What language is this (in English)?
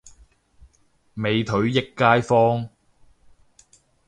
Cantonese